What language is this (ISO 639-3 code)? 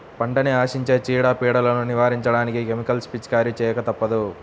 tel